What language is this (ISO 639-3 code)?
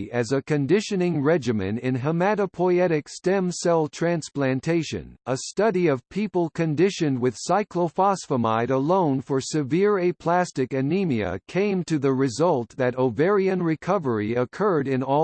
eng